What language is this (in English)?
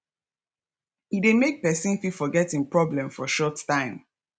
Nigerian Pidgin